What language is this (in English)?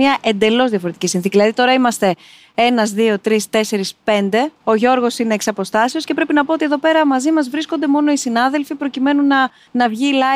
Greek